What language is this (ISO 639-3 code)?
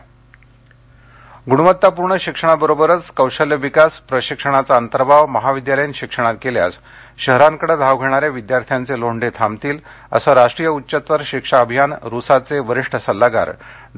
mar